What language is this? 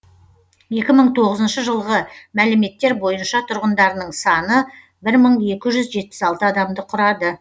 Kazakh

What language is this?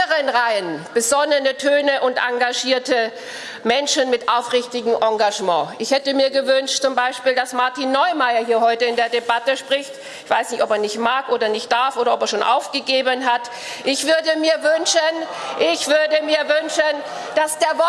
German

